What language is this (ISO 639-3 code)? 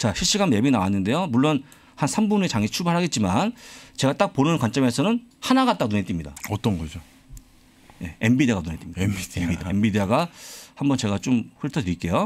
kor